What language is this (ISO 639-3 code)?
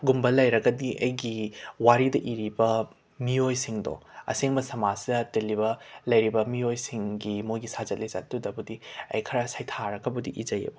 mni